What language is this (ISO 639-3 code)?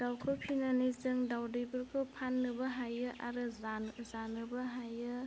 brx